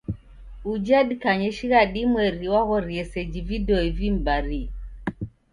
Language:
Taita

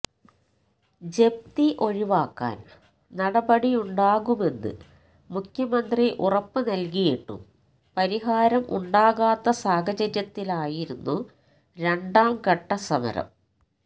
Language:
Malayalam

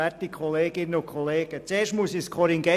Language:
Swiss German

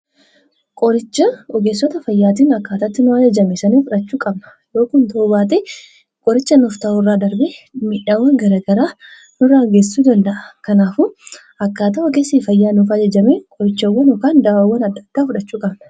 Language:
Oromo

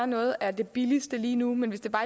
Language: Danish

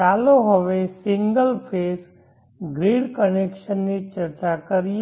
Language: Gujarati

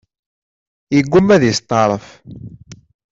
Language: Kabyle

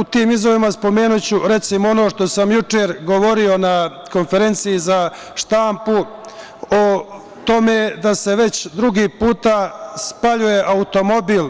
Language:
Serbian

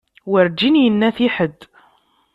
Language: Kabyle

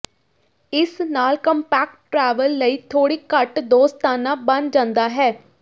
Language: Punjabi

